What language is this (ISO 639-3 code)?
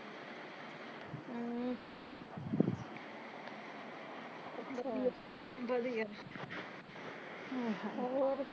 pan